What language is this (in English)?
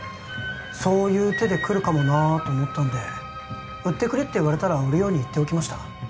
Japanese